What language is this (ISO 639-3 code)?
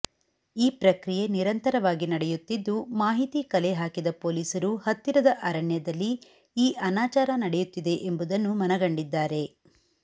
kan